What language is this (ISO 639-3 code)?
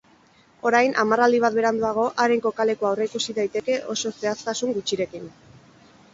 eus